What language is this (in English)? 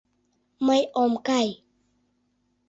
Mari